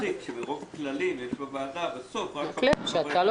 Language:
Hebrew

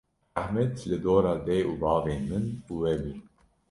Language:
Kurdish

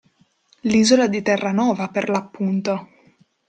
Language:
Italian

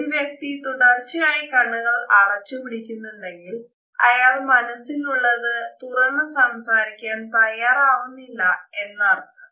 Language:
Malayalam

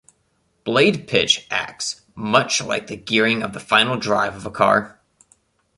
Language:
English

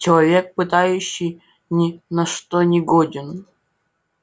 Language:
Russian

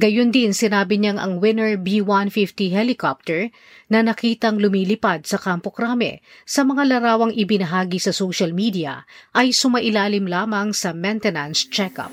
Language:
Filipino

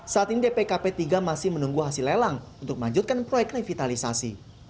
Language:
Indonesian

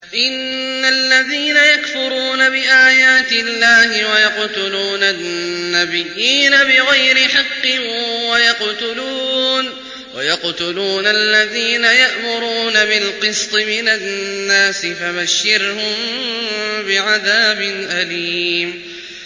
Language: Arabic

